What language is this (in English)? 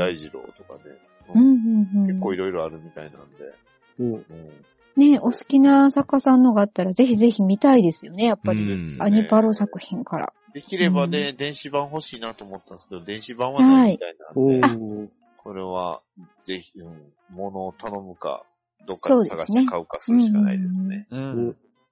Japanese